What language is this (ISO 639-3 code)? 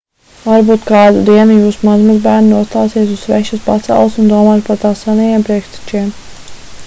lav